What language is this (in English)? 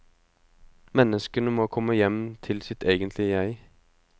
Norwegian